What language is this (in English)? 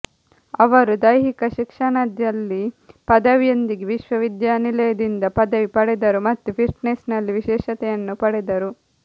Kannada